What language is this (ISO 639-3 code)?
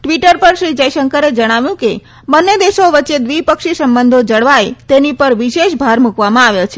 guj